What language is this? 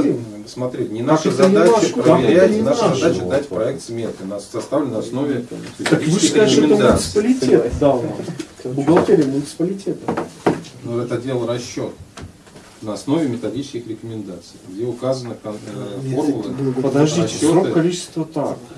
Russian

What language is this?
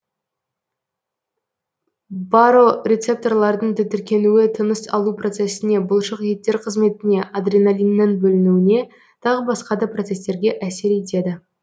Kazakh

